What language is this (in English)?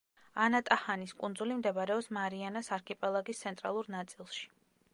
Georgian